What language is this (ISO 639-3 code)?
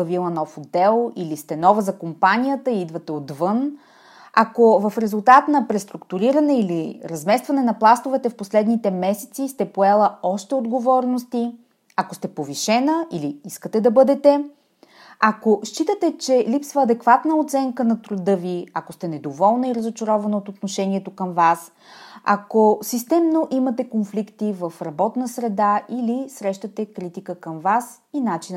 bul